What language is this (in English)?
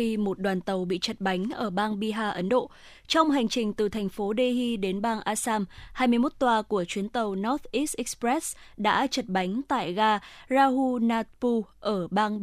Vietnamese